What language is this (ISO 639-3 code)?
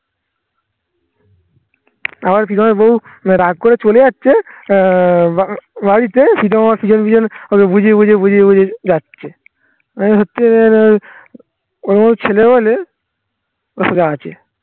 ben